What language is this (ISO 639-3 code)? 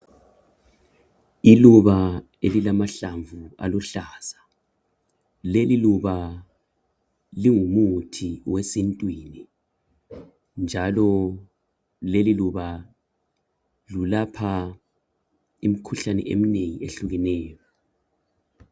nde